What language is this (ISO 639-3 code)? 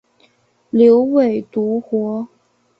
zho